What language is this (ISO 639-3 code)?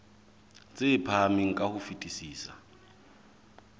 sot